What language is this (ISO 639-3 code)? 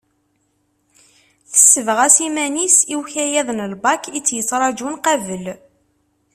kab